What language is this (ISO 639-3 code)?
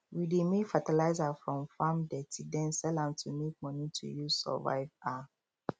pcm